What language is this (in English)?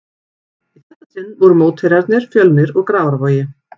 Icelandic